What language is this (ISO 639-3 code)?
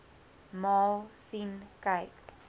afr